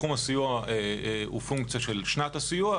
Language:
Hebrew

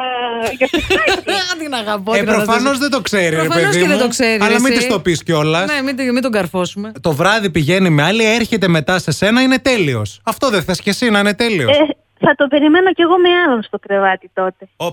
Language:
Greek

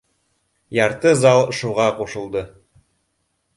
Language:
Bashkir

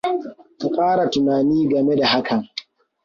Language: Hausa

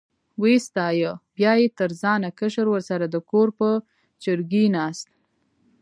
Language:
Pashto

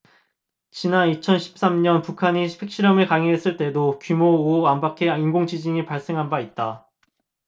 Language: Korean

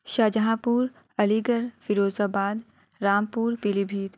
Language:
Urdu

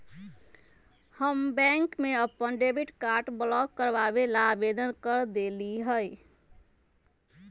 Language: Magahi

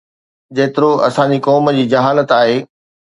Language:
Sindhi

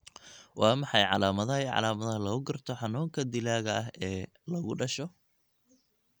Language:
Somali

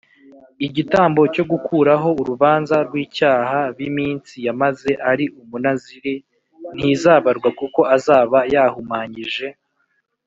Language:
Kinyarwanda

